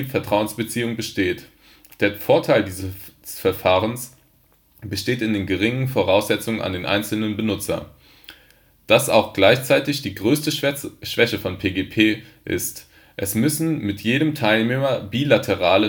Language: German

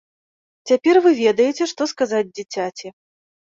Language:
Belarusian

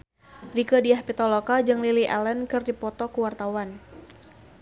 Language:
Sundanese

